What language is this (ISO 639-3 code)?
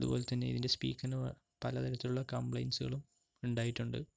mal